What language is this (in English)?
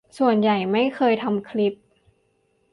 Thai